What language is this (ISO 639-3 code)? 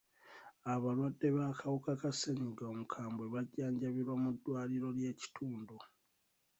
lug